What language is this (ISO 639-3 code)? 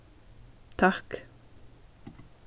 fao